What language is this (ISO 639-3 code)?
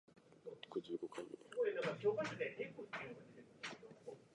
jpn